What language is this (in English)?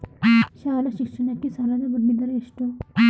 Kannada